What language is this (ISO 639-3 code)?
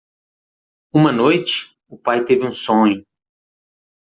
por